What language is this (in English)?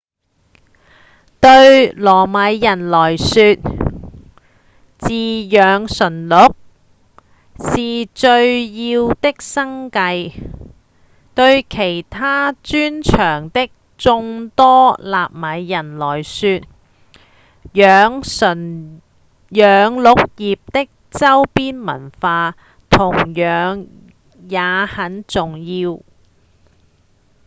Cantonese